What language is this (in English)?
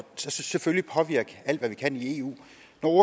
Danish